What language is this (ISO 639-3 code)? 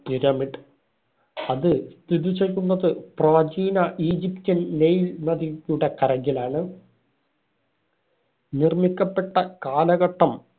mal